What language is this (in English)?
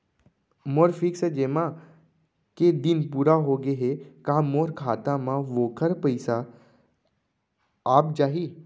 Chhattisgarhi